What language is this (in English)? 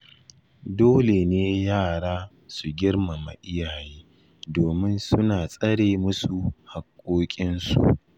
Hausa